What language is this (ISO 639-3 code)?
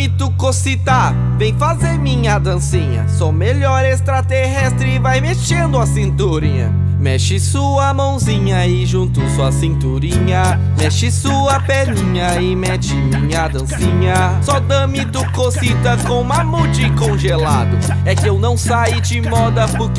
por